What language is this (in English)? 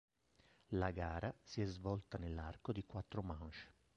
Italian